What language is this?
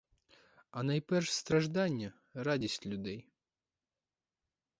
Ukrainian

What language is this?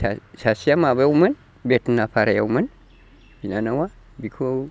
Bodo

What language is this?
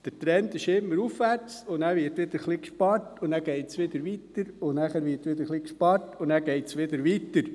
Swiss German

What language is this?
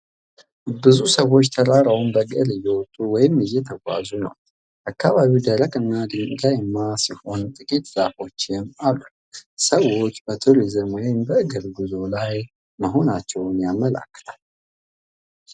Amharic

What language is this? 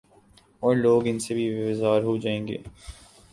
Urdu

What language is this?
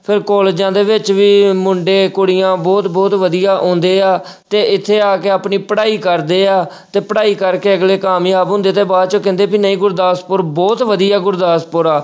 Punjabi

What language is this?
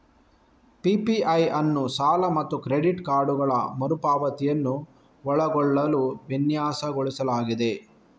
Kannada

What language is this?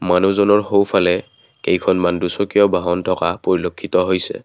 Assamese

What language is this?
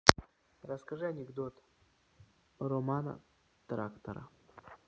Russian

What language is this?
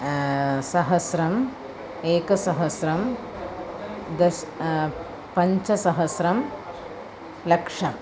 Sanskrit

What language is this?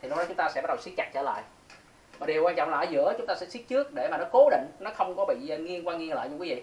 Vietnamese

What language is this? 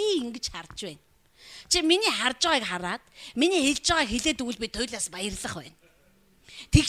Dutch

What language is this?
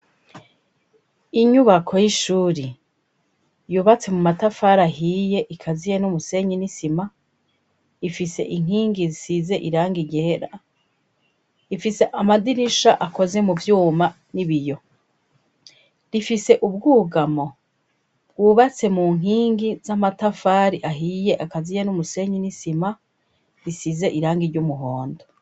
Rundi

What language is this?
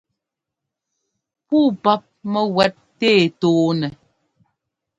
Ngomba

